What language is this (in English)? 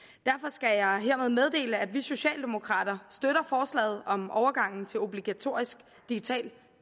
Danish